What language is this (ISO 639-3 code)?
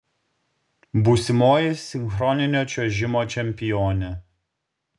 lit